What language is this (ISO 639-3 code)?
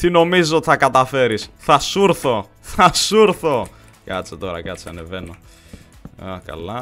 ell